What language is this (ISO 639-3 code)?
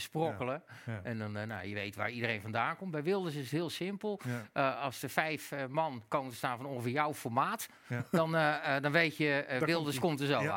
nld